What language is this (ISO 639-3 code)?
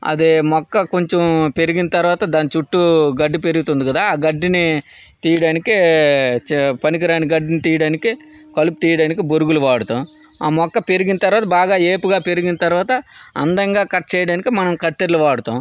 tel